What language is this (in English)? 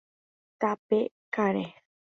Guarani